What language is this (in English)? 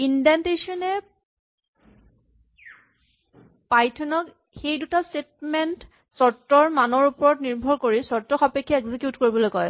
Assamese